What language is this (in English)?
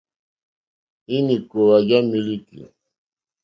Mokpwe